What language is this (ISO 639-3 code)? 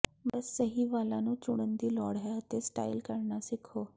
pan